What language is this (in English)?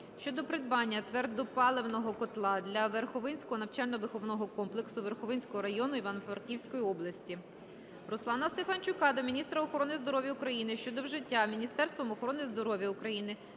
Ukrainian